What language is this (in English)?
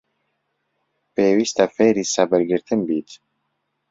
Central Kurdish